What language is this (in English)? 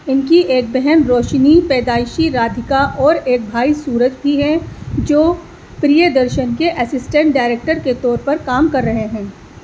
Urdu